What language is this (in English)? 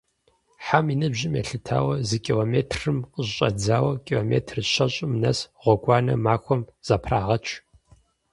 Kabardian